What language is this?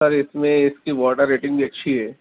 Urdu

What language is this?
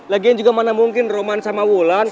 Indonesian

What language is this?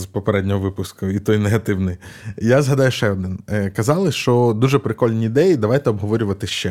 Ukrainian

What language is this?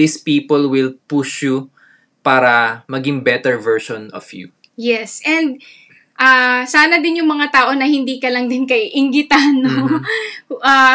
Filipino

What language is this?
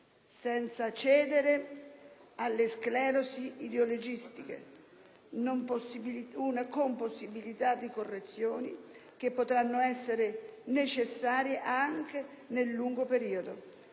Italian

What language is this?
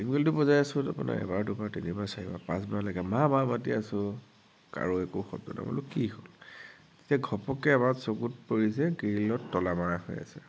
Assamese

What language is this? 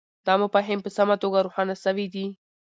Pashto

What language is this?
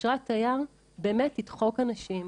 Hebrew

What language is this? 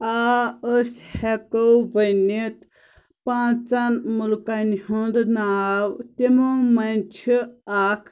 Kashmiri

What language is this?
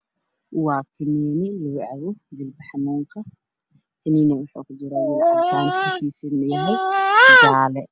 Somali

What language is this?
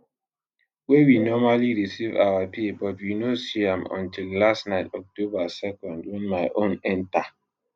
Nigerian Pidgin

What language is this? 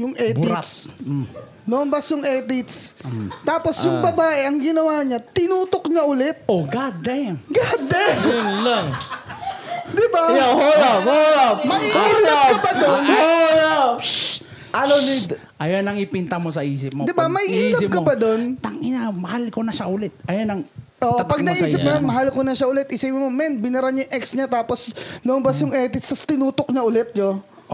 Filipino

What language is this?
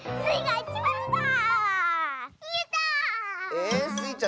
Japanese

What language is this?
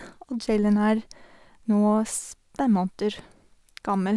Norwegian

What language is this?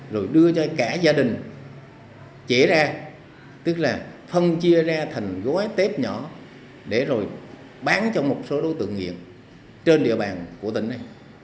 Vietnamese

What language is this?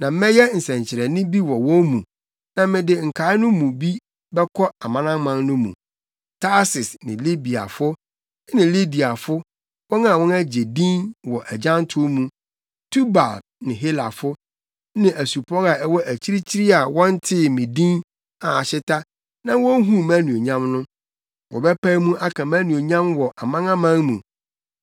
Akan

